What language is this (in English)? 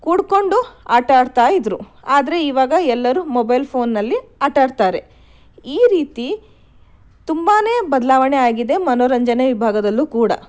Kannada